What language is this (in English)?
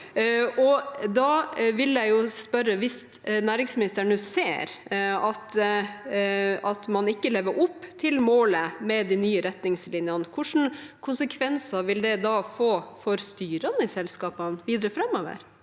Norwegian